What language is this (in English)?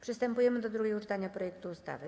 Polish